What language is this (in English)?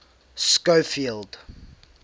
English